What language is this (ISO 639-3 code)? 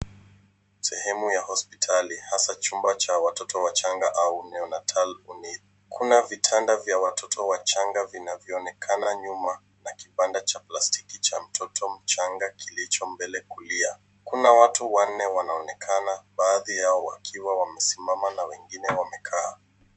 swa